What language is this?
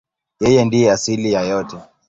Swahili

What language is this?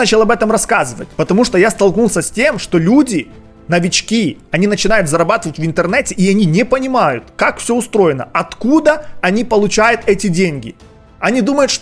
Russian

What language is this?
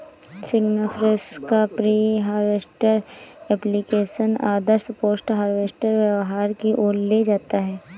Hindi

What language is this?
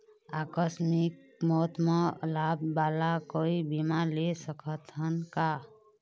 Chhattisgarhi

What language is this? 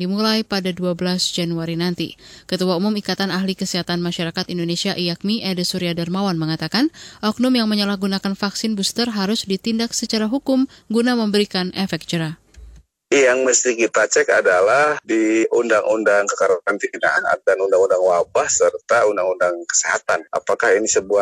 Indonesian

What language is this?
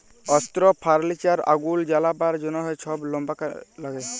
Bangla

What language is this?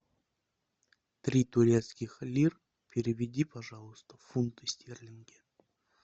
Russian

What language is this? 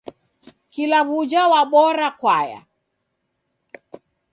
Taita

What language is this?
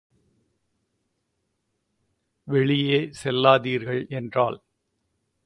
Tamil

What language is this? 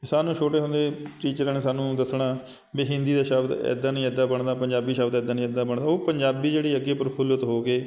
Punjabi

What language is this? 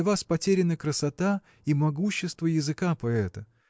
Russian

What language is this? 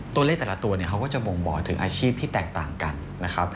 Thai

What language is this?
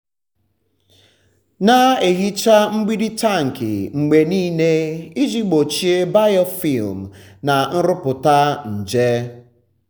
Igbo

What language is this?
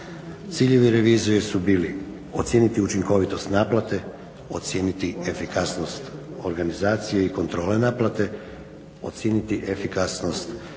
Croatian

